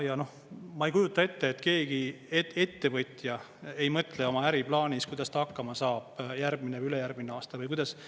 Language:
Estonian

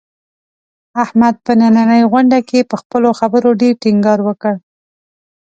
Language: Pashto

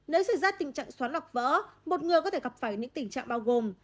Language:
Vietnamese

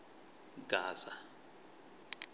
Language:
Tsonga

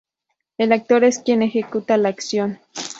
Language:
Spanish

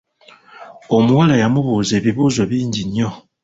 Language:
Ganda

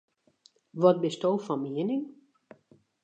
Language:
Western Frisian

